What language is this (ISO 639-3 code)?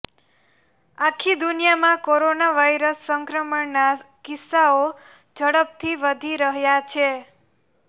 guj